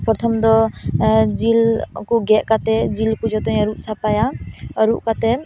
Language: Santali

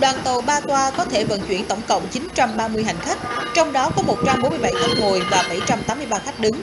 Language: Vietnamese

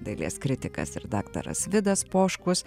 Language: Lithuanian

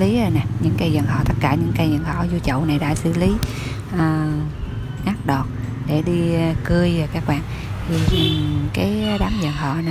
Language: Vietnamese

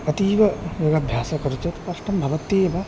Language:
Sanskrit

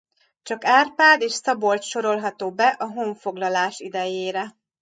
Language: Hungarian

